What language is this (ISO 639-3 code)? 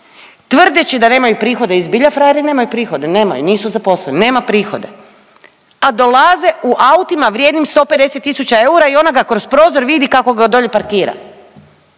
hrv